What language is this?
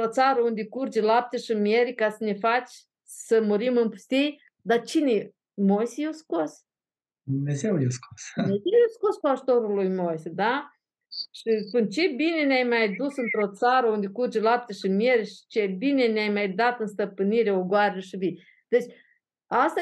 Romanian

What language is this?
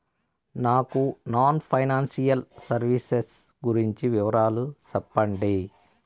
Telugu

